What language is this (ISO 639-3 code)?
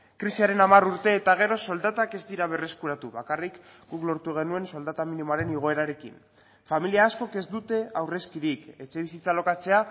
eus